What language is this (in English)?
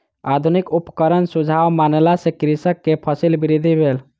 Maithili